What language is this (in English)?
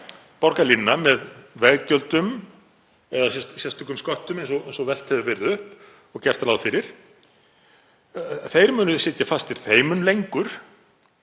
Icelandic